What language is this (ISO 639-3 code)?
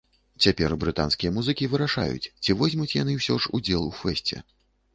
bel